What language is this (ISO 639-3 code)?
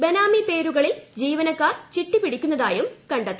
mal